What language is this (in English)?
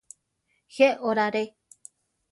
Central Tarahumara